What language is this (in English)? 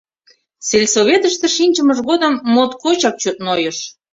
Mari